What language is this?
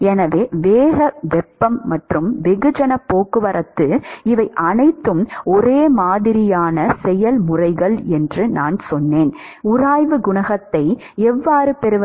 Tamil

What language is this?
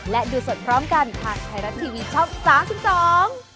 Thai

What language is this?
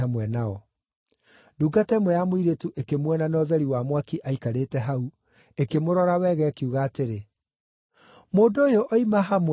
Kikuyu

